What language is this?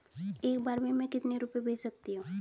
Hindi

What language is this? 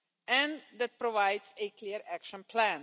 English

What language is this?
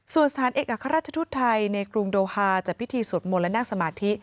Thai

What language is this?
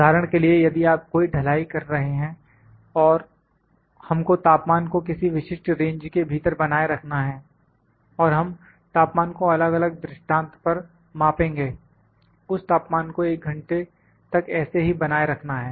Hindi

